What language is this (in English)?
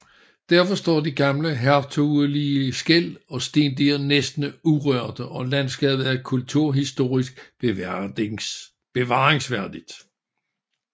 Danish